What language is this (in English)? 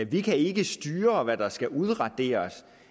Danish